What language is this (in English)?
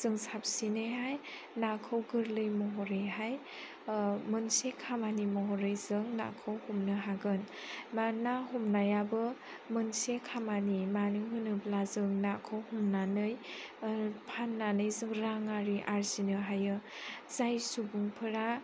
Bodo